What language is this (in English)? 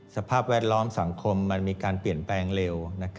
Thai